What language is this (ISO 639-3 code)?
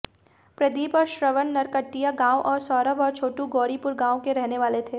hin